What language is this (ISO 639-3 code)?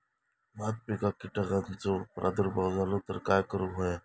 mar